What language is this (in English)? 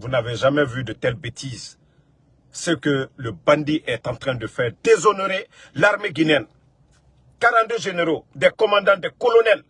French